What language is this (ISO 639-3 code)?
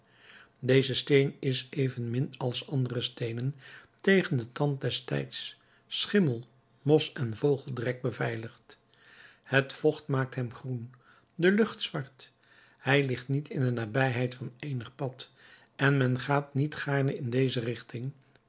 nld